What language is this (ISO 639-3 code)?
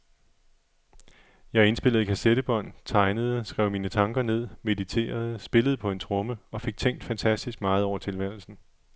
dan